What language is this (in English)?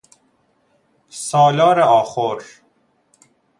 Persian